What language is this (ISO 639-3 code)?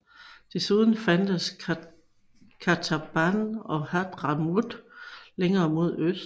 dan